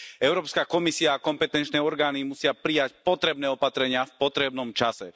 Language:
Slovak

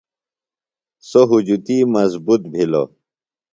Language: Phalura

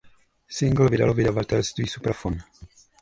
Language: Czech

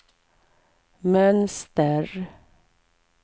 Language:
Swedish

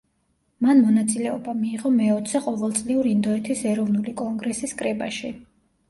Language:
Georgian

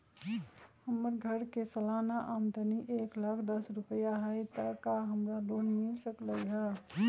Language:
Magahi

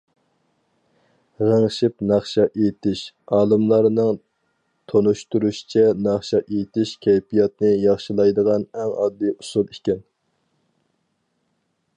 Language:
Uyghur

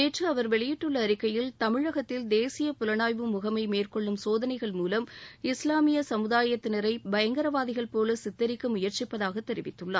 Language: Tamil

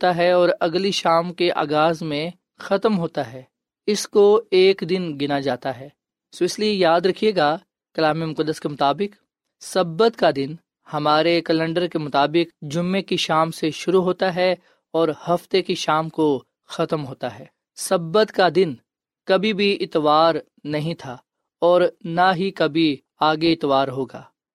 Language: Urdu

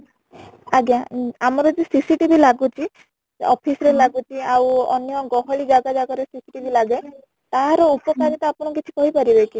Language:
Odia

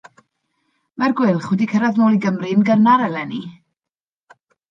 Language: Welsh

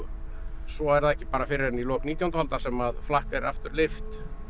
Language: Icelandic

